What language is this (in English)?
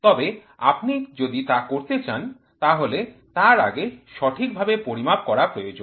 Bangla